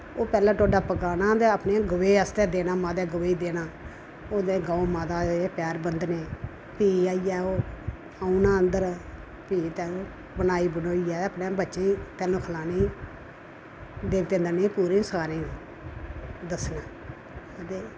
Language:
Dogri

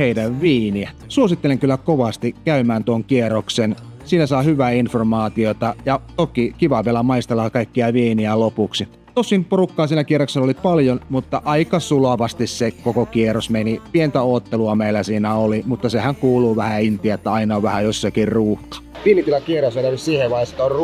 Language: Finnish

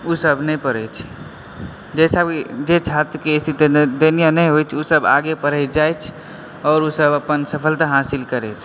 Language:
Maithili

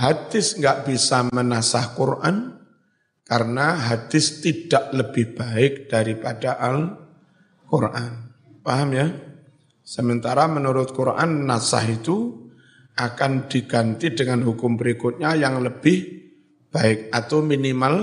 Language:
Indonesian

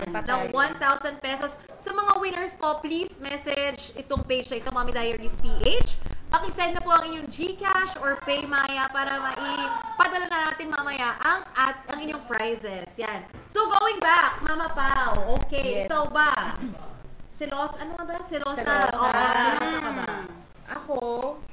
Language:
Filipino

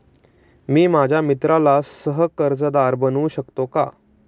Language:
Marathi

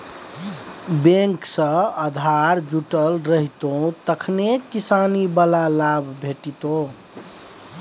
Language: Maithili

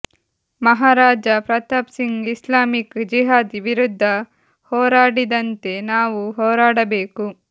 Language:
Kannada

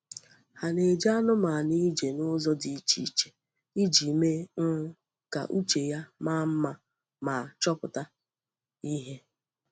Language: Igbo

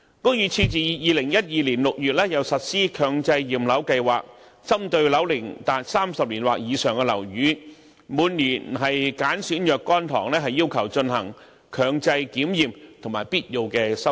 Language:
Cantonese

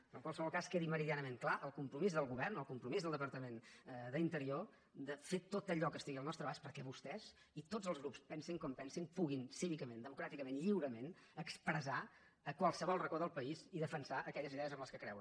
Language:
Catalan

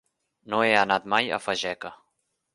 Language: Catalan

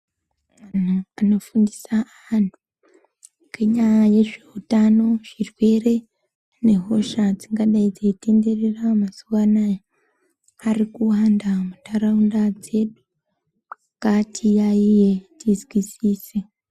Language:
Ndau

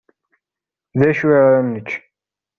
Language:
Kabyle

